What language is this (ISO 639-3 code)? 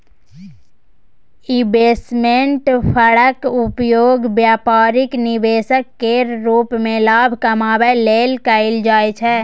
mai